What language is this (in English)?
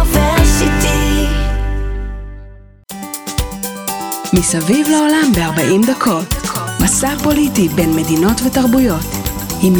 Hebrew